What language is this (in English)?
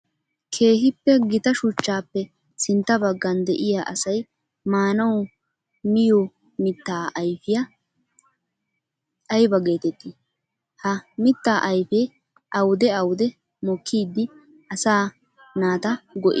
Wolaytta